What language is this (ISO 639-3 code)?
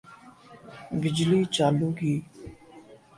urd